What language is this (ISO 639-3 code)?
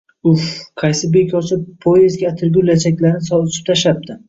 uzb